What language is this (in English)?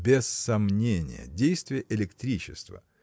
Russian